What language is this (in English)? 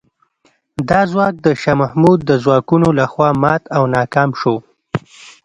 Pashto